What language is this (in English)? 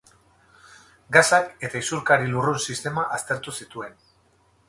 Basque